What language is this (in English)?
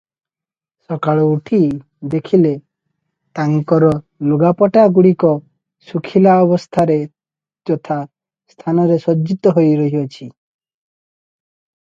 Odia